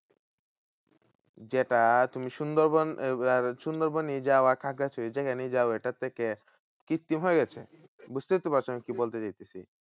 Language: Bangla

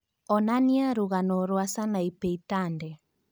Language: Kikuyu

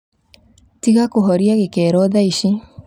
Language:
Kikuyu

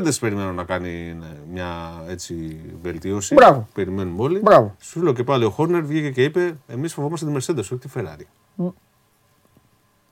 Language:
Greek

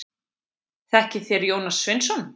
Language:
Icelandic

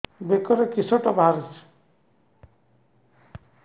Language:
Odia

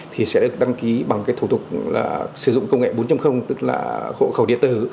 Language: Vietnamese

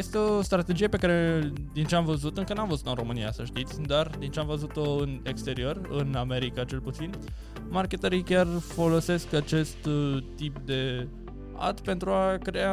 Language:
Romanian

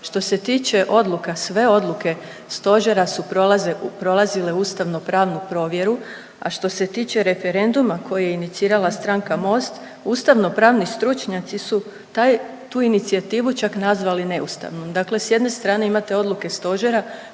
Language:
Croatian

